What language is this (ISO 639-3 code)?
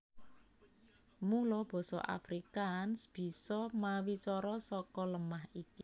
jav